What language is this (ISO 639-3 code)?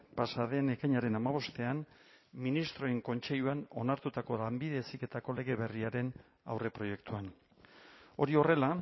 eus